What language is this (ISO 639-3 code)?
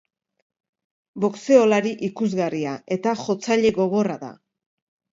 eus